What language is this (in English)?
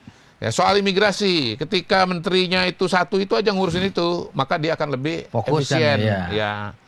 Indonesian